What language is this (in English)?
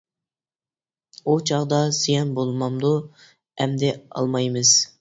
Uyghur